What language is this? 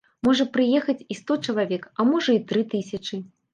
Belarusian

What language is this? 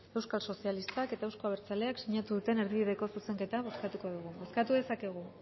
Basque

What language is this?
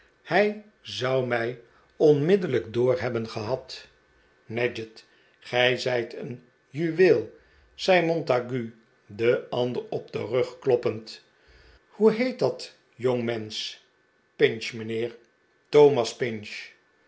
Dutch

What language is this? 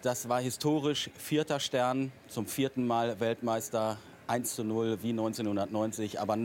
German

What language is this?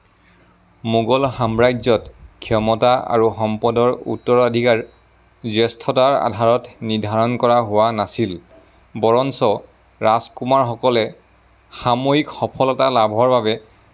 Assamese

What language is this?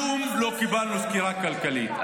Hebrew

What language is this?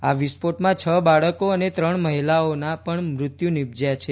Gujarati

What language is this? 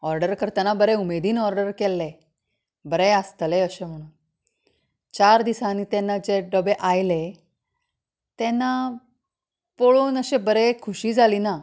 Konkani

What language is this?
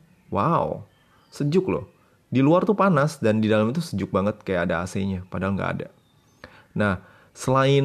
Indonesian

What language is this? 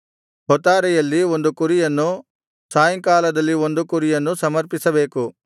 Kannada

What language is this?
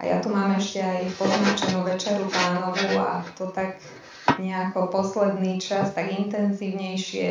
Slovak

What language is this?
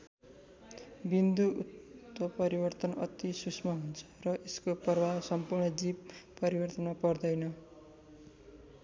Nepali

